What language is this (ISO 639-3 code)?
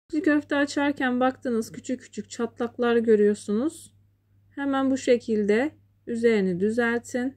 tur